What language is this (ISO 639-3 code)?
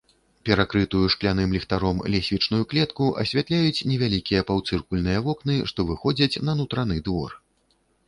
bel